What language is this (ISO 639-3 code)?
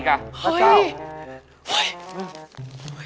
tha